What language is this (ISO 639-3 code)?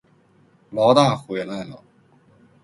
zho